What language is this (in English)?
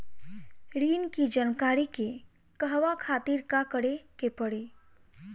Bhojpuri